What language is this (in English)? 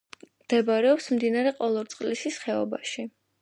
Georgian